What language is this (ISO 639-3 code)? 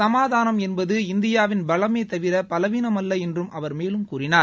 tam